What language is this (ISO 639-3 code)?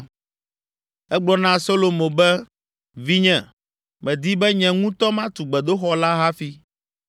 ewe